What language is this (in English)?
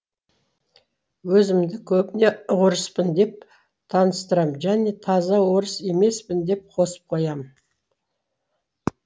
Kazakh